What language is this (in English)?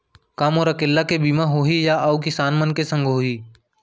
Chhattisgarhi